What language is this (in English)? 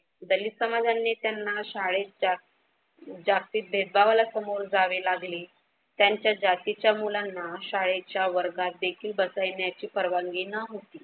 Marathi